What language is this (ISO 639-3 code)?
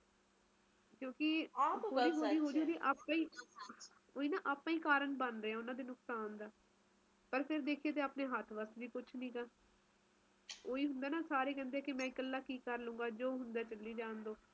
pan